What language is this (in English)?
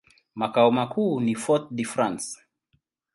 Swahili